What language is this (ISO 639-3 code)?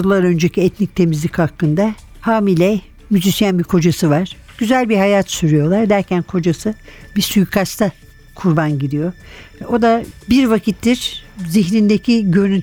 tur